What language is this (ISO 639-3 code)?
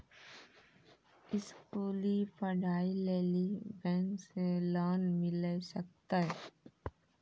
mai